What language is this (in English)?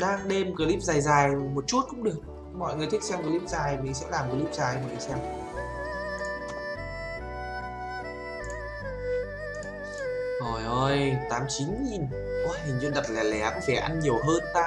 Vietnamese